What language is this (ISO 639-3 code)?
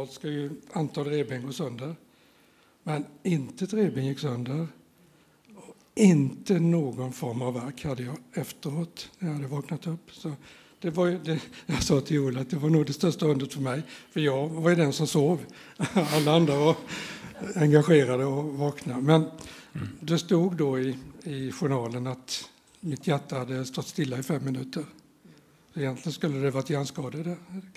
swe